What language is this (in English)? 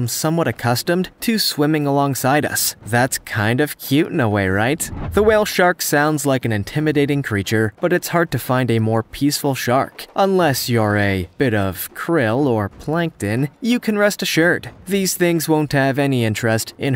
English